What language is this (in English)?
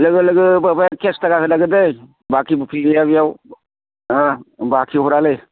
Bodo